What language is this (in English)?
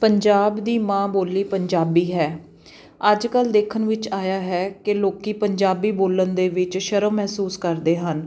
Punjabi